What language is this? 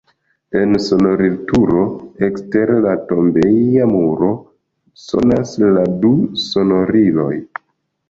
Esperanto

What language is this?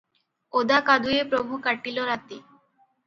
Odia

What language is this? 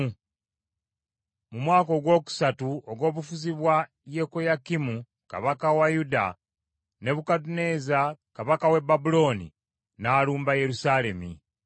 Ganda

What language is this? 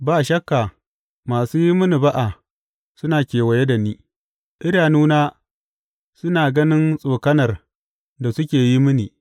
Hausa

